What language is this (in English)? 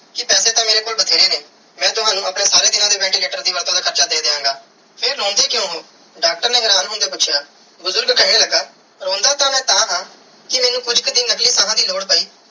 Punjabi